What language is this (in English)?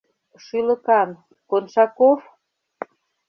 Mari